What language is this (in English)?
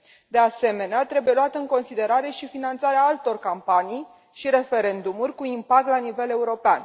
Romanian